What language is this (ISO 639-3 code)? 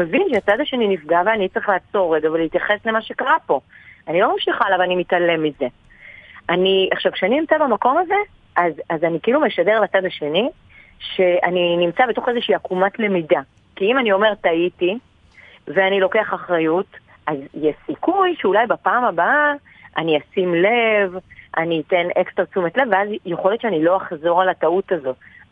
heb